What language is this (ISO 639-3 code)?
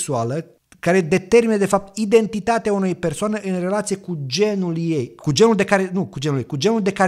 ron